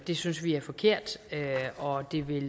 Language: Danish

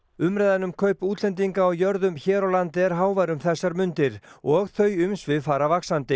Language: Icelandic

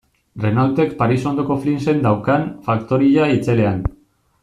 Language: Basque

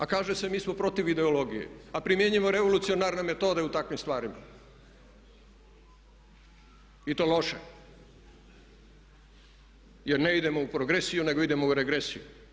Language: Croatian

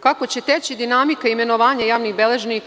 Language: Serbian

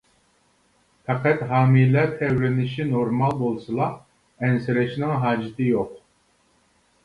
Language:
Uyghur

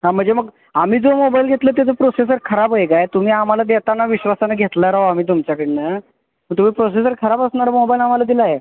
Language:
Marathi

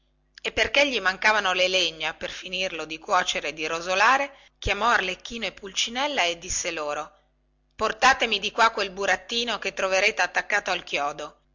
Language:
Italian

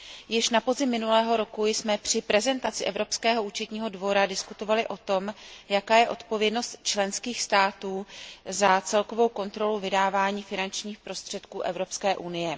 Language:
Czech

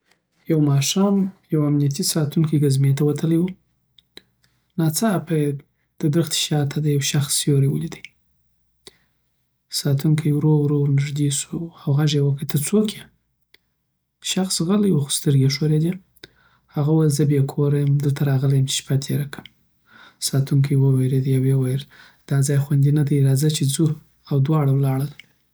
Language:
Southern Pashto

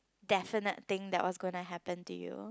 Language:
English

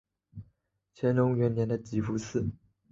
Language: Chinese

